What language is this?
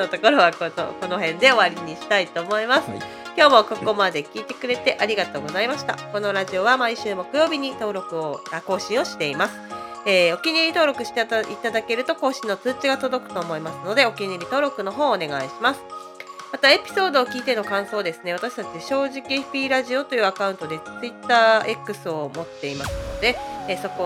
Japanese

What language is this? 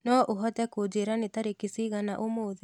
Kikuyu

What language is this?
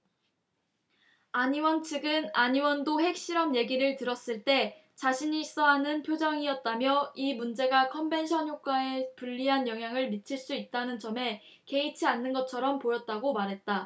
Korean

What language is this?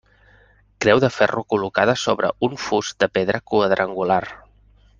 Catalan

